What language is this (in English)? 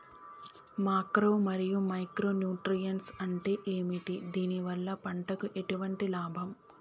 Telugu